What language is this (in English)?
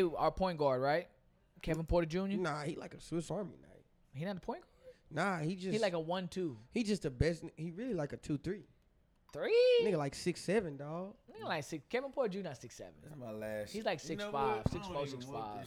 English